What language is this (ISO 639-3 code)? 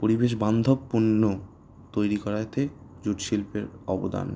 ben